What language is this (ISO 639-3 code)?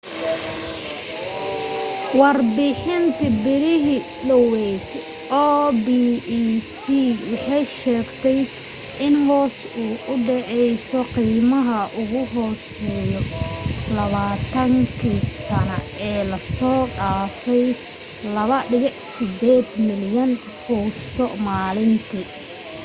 som